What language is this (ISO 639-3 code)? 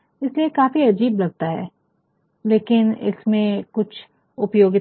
hin